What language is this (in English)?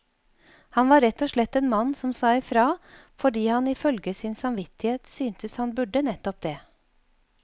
Norwegian